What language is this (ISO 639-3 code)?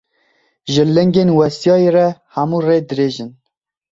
kur